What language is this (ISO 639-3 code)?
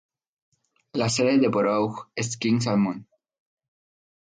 spa